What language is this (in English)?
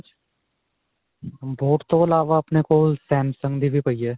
Punjabi